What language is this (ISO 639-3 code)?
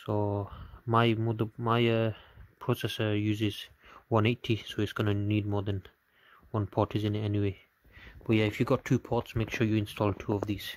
eng